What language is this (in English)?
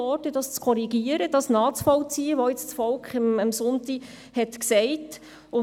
Swiss German